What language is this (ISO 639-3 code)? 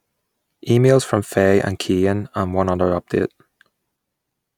eng